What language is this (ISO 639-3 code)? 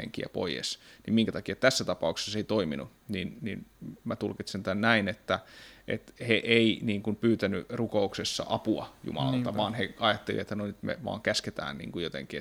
fin